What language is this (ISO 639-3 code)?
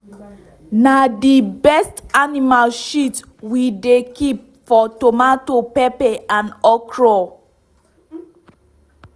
pcm